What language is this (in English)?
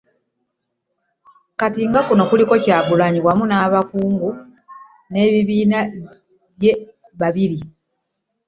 Ganda